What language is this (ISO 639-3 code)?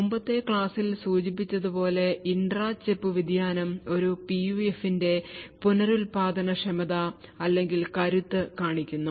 mal